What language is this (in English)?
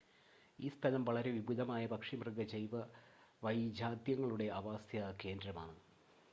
Malayalam